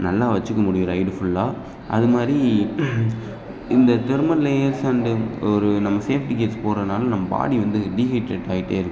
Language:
Tamil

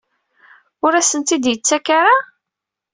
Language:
Kabyle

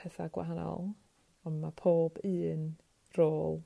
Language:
Welsh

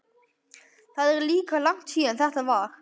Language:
Icelandic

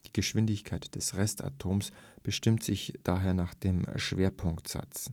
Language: German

